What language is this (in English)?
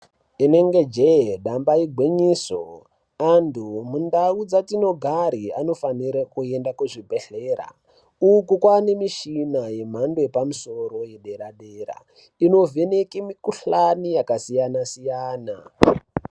Ndau